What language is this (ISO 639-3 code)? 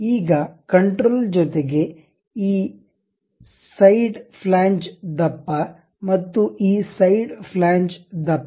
kan